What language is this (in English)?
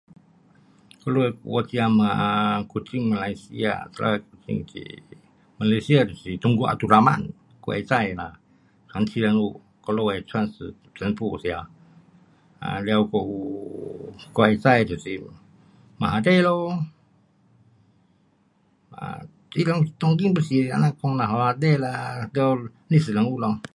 Pu-Xian Chinese